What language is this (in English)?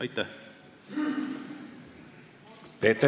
Estonian